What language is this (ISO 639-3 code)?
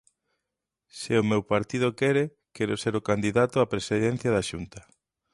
glg